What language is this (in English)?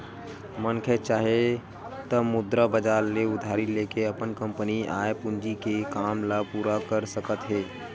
Chhattisgarhi